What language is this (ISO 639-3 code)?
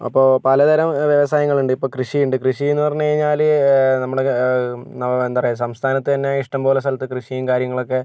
mal